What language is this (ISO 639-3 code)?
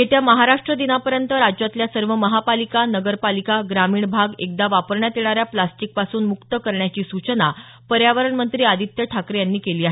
mar